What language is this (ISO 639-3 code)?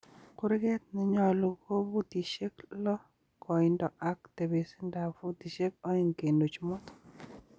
kln